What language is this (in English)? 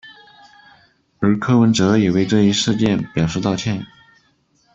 Chinese